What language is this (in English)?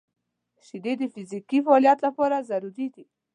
Pashto